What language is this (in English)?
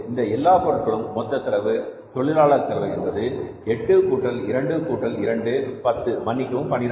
Tamil